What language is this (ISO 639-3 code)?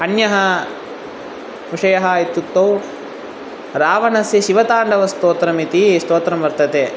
san